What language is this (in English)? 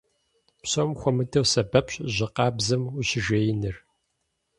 Kabardian